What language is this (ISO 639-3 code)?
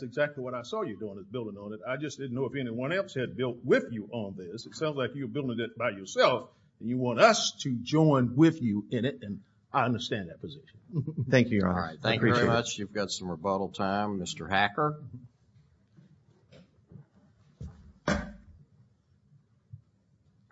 eng